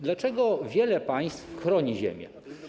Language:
Polish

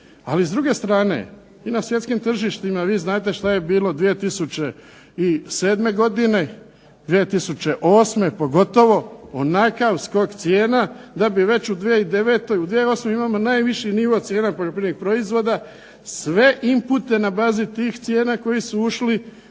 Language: Croatian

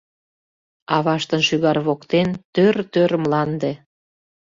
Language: Mari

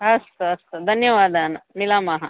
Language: Sanskrit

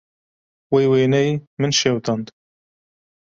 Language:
Kurdish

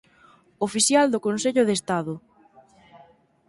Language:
Galician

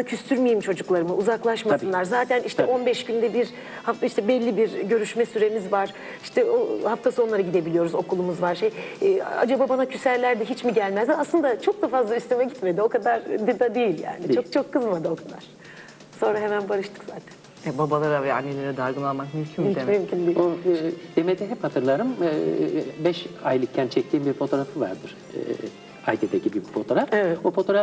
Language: Turkish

